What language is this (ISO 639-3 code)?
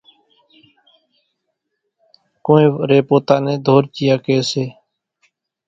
gjk